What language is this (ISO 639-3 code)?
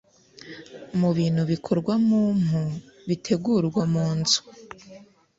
kin